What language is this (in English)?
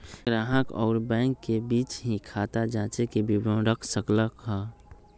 Magahi